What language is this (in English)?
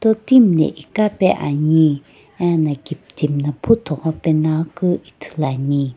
Sumi Naga